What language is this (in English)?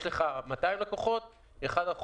Hebrew